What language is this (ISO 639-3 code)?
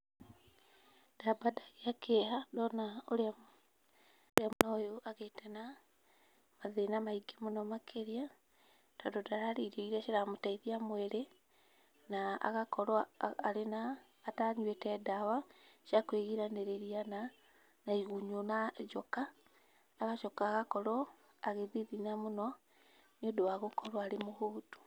kik